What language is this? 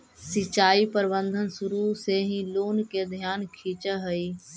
Magahi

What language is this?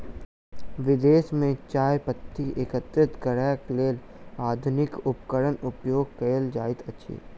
Maithili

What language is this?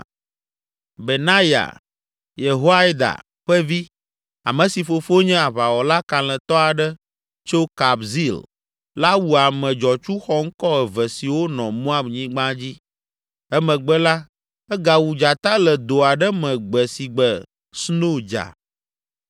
Ewe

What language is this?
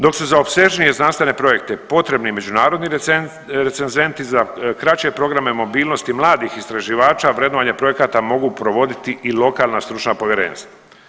Croatian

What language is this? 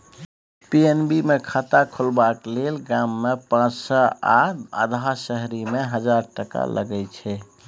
Maithili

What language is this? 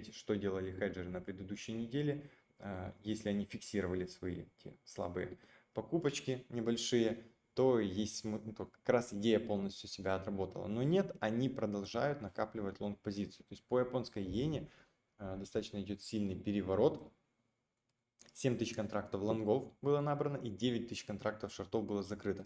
Russian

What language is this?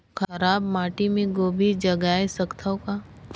Chhattisgarhi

